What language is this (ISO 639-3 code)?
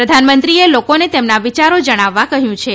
guj